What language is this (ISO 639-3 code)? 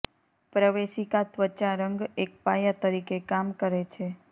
guj